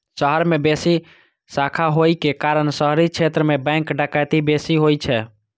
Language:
Maithili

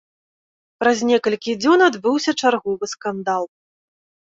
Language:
Belarusian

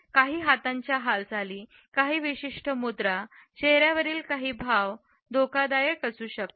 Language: Marathi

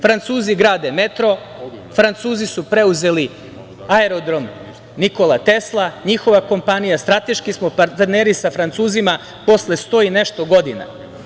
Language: Serbian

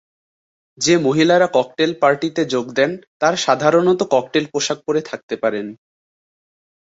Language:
Bangla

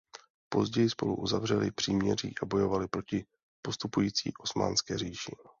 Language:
Czech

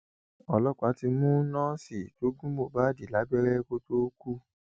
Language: Yoruba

